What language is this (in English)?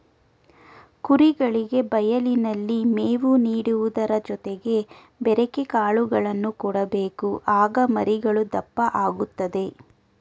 Kannada